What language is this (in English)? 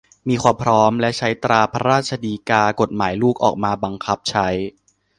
Thai